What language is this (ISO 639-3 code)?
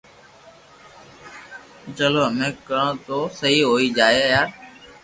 lrk